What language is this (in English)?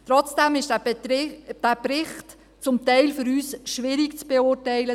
Swiss German